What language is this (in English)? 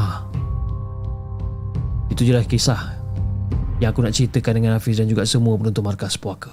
Malay